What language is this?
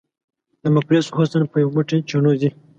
Pashto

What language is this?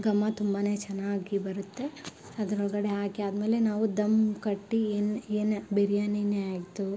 Kannada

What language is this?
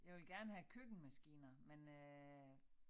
Danish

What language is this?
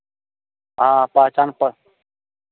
Maithili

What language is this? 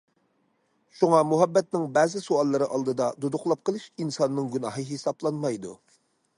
Uyghur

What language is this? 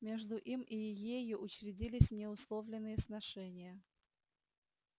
Russian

